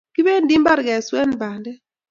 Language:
Kalenjin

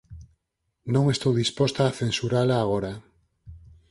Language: Galician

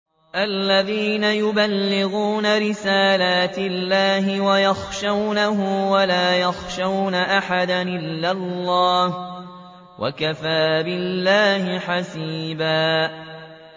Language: Arabic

